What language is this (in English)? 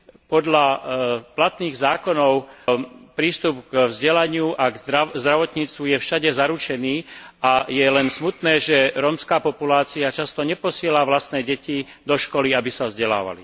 Slovak